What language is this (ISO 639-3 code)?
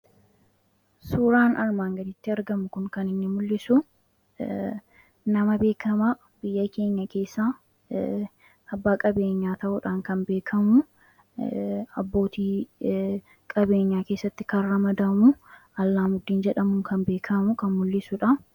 orm